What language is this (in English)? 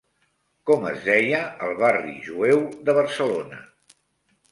Catalan